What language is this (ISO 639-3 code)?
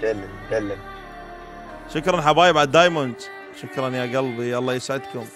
ara